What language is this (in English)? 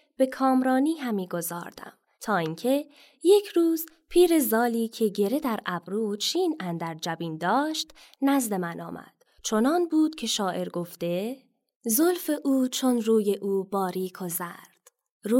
Persian